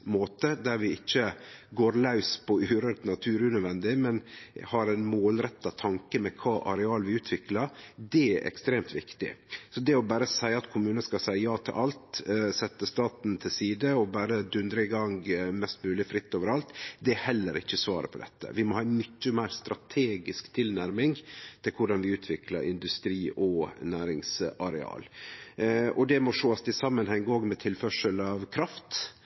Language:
Norwegian Nynorsk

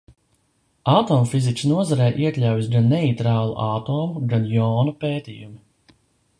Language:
Latvian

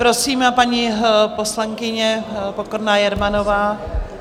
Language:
Czech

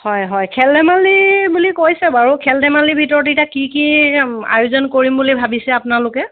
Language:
Assamese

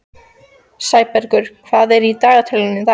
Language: Icelandic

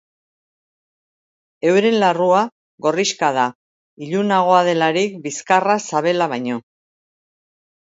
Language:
Basque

